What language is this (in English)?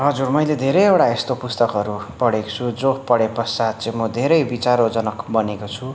Nepali